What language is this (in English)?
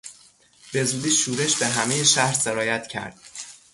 Persian